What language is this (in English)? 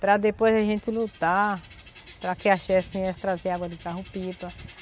Portuguese